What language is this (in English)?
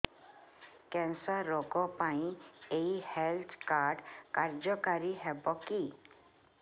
Odia